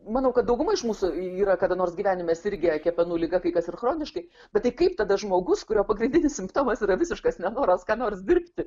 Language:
Lithuanian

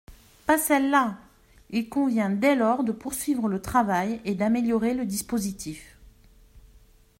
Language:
French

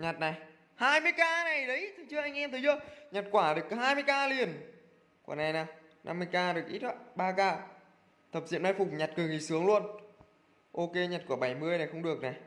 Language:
Vietnamese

